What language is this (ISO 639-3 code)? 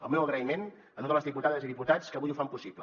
cat